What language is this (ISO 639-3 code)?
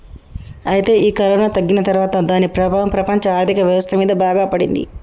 tel